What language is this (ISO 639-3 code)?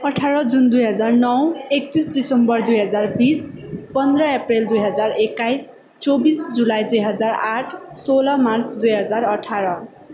nep